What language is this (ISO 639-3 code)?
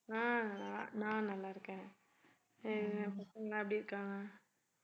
tam